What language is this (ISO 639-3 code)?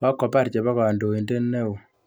kln